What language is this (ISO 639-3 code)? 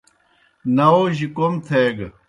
plk